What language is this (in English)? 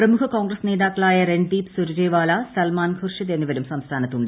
Malayalam